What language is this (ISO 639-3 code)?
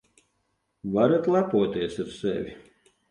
lav